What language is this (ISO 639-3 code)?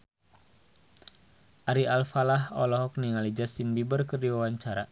sun